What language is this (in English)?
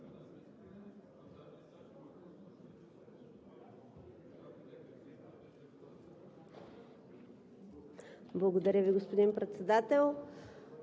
Bulgarian